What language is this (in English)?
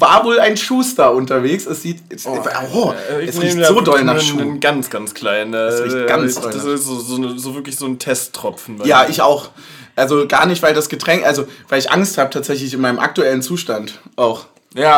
German